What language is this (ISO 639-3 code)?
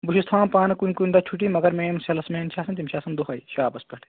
kas